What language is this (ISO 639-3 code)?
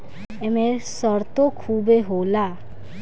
bho